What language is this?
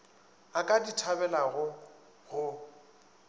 Northern Sotho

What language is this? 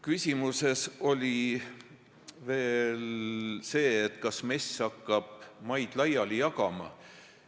Estonian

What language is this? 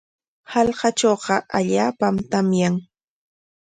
Corongo Ancash Quechua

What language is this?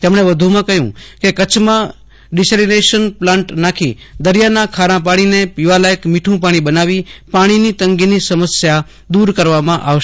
Gujarati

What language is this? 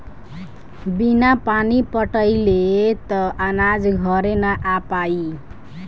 Bhojpuri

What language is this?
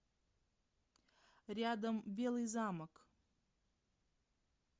Russian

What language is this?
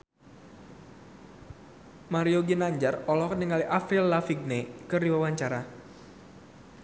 Sundanese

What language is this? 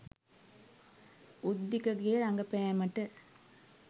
Sinhala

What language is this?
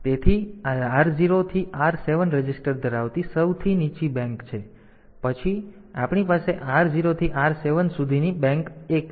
Gujarati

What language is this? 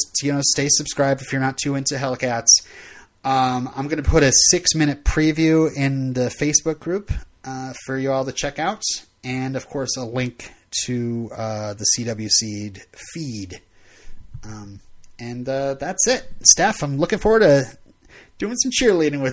English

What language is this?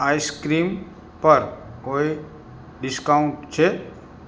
Gujarati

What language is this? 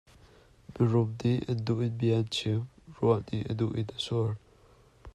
Hakha Chin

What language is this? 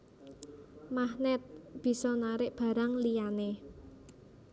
Javanese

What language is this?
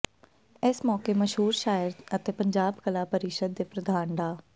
Punjabi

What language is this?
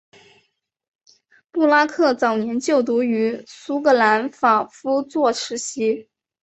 Chinese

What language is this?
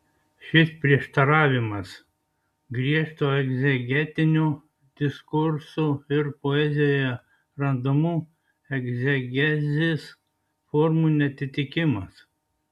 Lithuanian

